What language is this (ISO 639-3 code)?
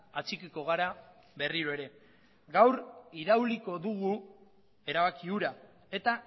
eus